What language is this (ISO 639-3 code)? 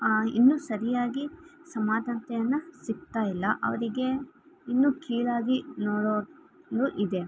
kan